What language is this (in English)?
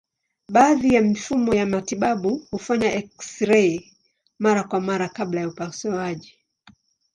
Swahili